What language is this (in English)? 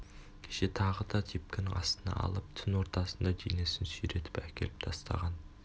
Kazakh